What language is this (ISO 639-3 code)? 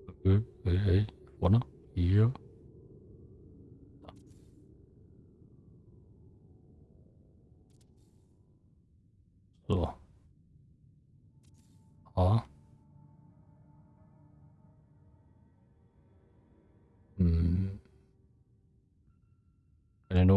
deu